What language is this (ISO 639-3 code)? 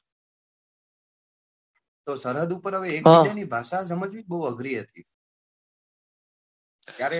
guj